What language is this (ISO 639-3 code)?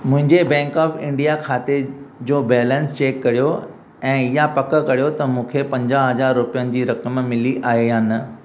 snd